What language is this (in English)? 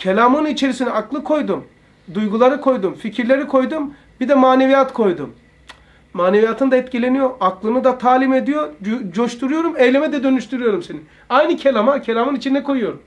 Turkish